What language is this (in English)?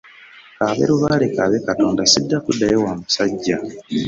Ganda